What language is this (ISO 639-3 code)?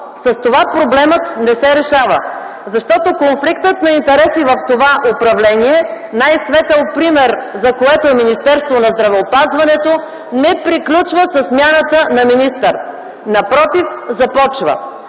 bul